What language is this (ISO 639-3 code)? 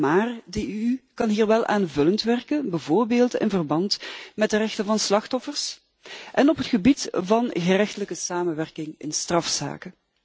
nld